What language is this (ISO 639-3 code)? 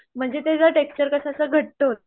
mar